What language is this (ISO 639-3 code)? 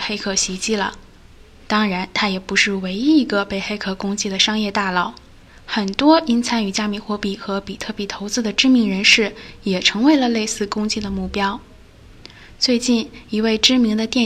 zho